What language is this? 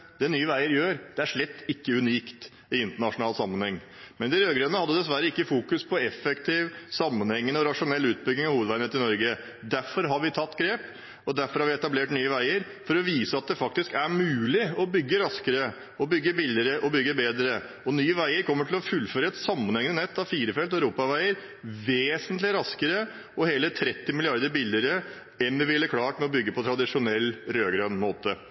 Norwegian Bokmål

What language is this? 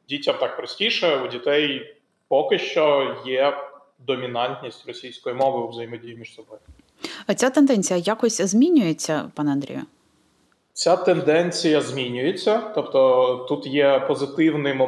Ukrainian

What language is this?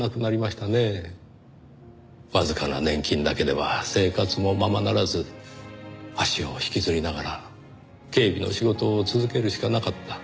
Japanese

